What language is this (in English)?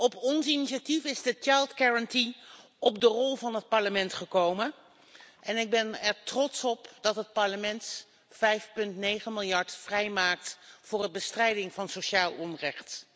Dutch